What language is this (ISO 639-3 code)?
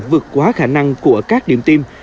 vie